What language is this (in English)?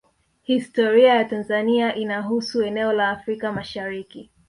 Swahili